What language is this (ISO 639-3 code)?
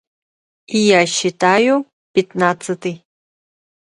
sah